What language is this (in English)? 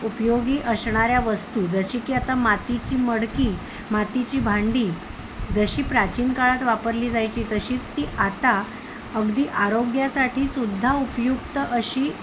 Marathi